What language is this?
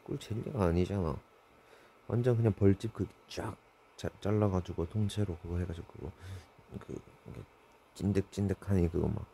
Korean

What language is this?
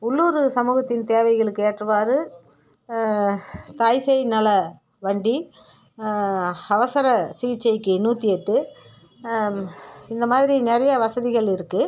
Tamil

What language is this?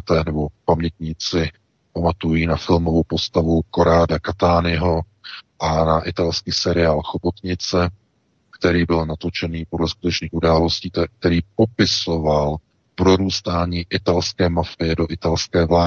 Czech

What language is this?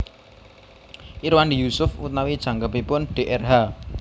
Javanese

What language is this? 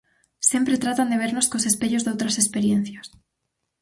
Galician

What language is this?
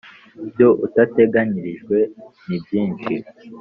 Kinyarwanda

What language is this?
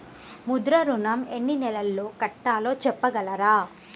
Telugu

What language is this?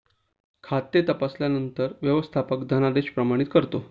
Marathi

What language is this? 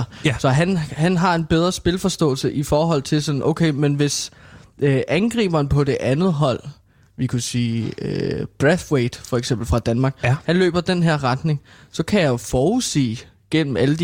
Danish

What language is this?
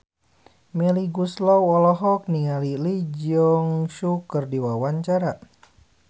Sundanese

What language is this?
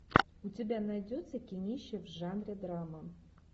Russian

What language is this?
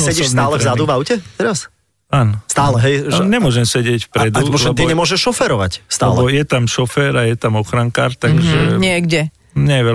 Slovak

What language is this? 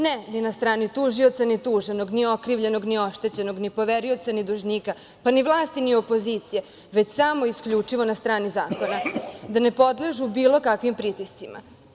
Serbian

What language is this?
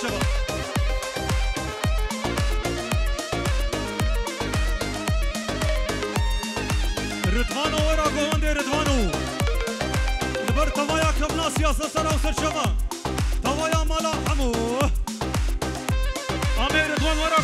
Arabic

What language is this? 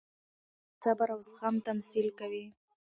Pashto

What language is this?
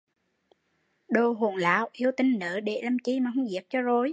Vietnamese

